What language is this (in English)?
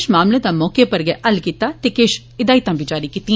Dogri